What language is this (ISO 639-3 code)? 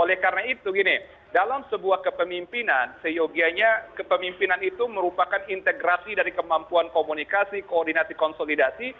ind